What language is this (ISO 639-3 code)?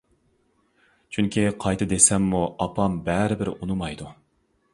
uig